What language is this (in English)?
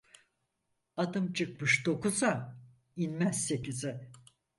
Turkish